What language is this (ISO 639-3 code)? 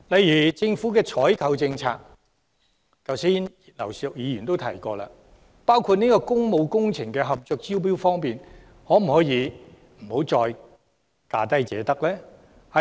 yue